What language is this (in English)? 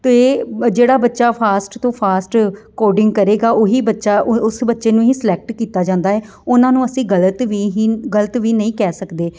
Punjabi